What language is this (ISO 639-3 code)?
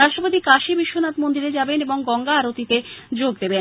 ben